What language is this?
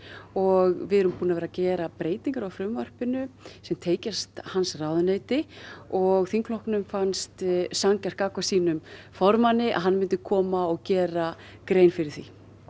Icelandic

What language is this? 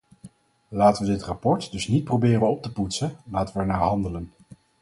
Dutch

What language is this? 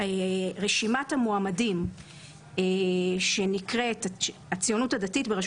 Hebrew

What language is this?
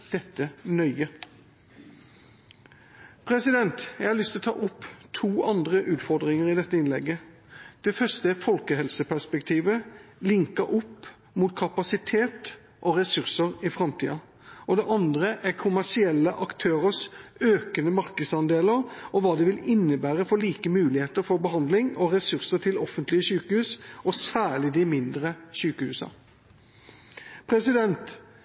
Norwegian Bokmål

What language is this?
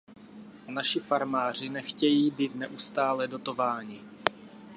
Czech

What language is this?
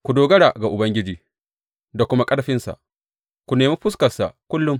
Hausa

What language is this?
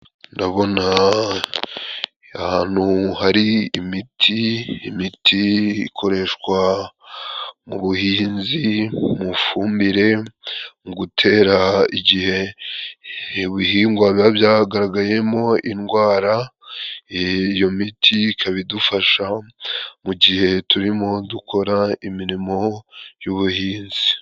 Kinyarwanda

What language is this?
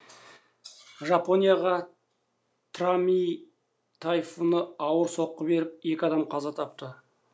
Kazakh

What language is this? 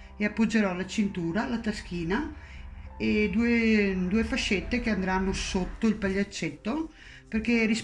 Italian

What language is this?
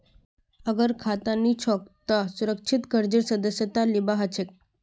Magahi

